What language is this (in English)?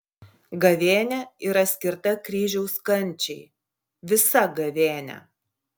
Lithuanian